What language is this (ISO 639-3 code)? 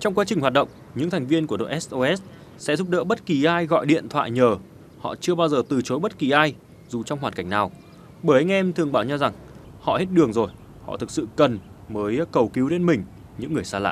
vie